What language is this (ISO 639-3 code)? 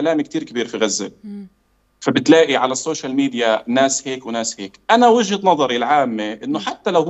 ara